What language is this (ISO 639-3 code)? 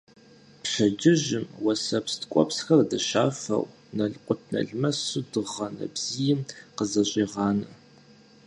kbd